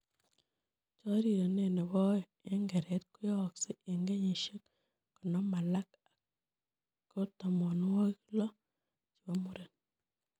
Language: Kalenjin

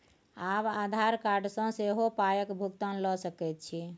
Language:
Maithili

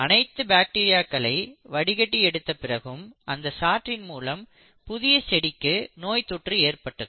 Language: Tamil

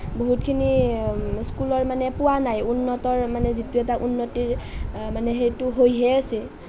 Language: Assamese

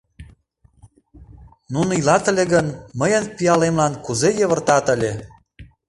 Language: Mari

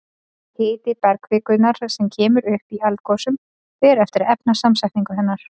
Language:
Icelandic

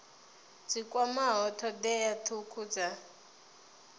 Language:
Venda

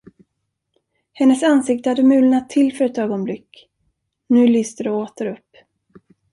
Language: Swedish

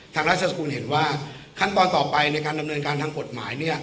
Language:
Thai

